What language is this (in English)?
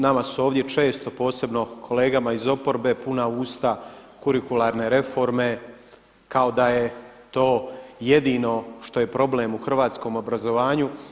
Croatian